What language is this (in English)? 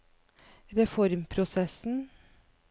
Norwegian